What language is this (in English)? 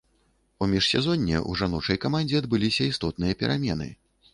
Belarusian